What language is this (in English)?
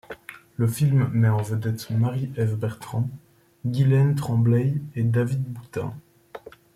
French